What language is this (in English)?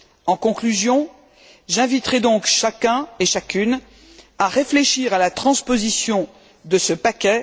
French